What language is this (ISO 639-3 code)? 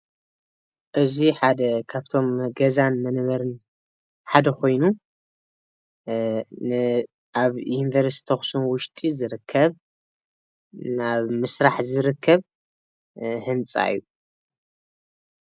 tir